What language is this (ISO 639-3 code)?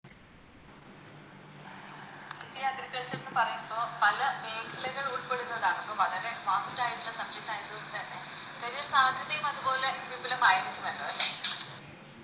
mal